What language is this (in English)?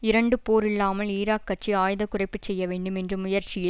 Tamil